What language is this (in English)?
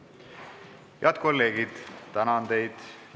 Estonian